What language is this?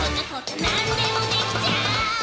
Japanese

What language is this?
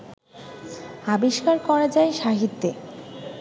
Bangla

